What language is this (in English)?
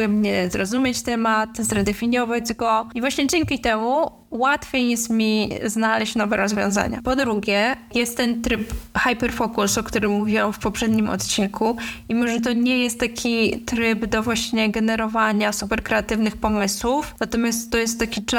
Polish